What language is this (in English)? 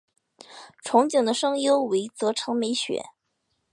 Chinese